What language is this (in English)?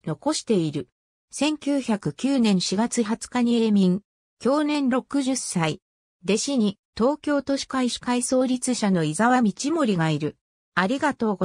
Japanese